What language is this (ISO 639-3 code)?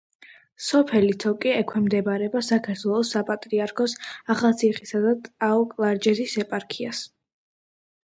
kat